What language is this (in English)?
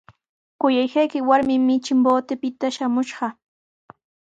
Sihuas Ancash Quechua